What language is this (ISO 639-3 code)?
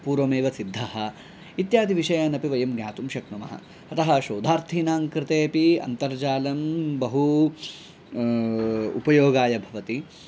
san